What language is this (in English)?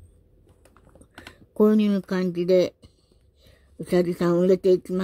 Japanese